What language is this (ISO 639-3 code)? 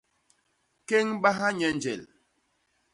bas